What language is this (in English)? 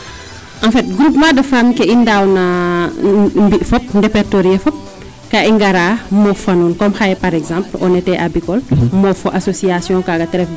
Serer